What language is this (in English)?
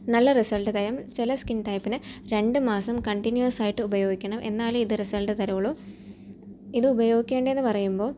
Malayalam